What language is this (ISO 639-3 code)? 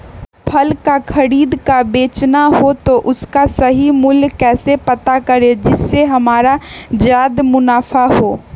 mag